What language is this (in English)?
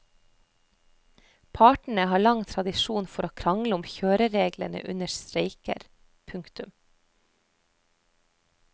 Norwegian